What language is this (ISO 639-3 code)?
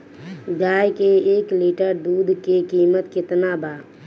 bho